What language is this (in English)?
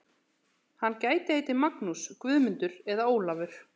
Icelandic